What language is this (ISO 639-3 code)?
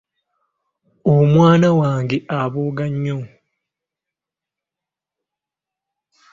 lug